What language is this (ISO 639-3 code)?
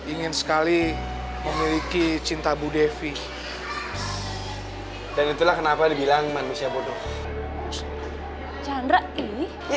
ind